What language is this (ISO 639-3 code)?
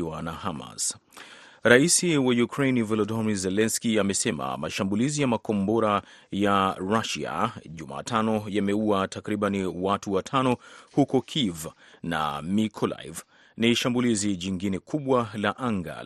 swa